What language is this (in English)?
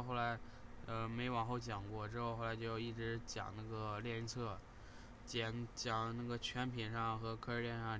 Chinese